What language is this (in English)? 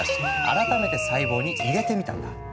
Japanese